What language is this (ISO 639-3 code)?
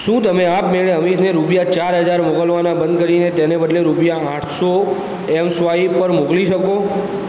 guj